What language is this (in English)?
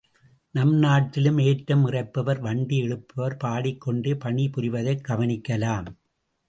Tamil